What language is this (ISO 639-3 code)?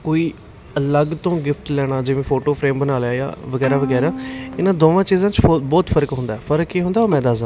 pan